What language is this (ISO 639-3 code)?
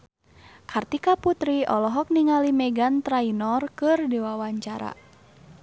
sun